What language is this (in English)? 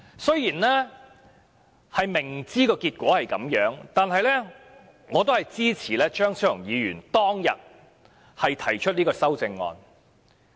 Cantonese